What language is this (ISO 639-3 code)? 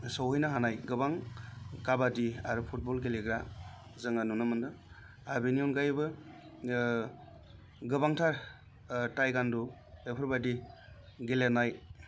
brx